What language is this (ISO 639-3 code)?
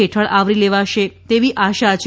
guj